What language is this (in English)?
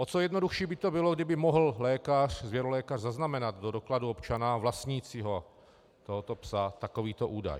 Czech